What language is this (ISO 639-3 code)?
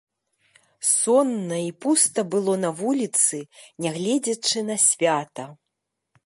bel